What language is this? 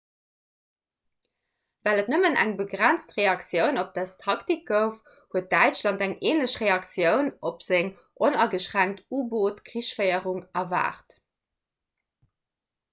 Luxembourgish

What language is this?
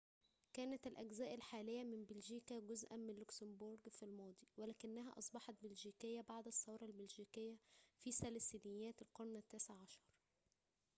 Arabic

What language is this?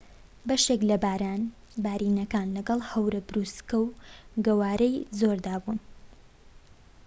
Central Kurdish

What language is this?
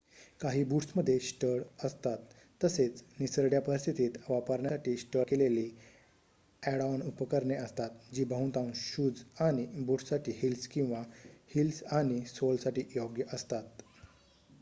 Marathi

